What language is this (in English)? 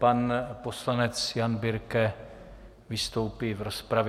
Czech